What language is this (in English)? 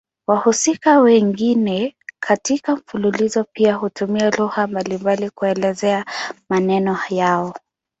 Swahili